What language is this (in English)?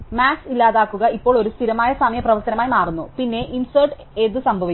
Malayalam